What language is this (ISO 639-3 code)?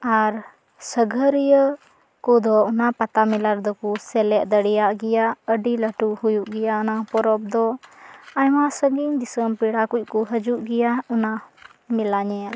sat